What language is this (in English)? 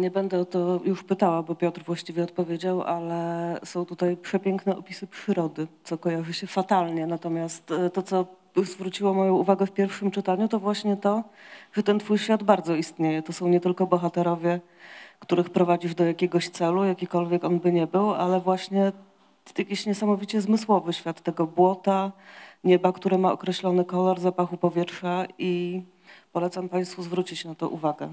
Polish